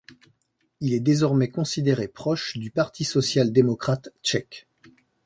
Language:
French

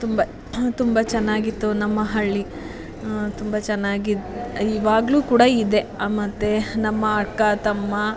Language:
Kannada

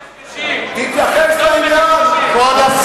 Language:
Hebrew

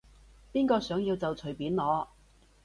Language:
Cantonese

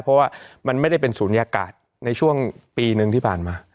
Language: Thai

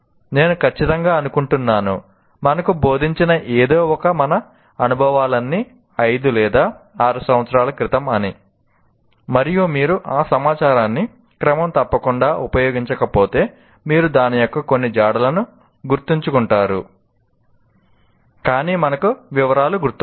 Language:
Telugu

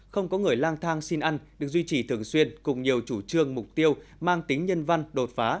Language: Vietnamese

